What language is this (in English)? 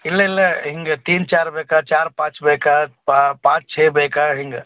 Kannada